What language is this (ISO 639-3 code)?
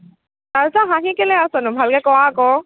asm